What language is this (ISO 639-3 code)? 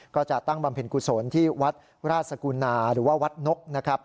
tha